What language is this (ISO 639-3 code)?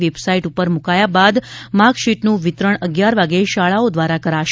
guj